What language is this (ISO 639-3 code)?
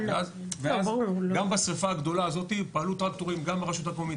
heb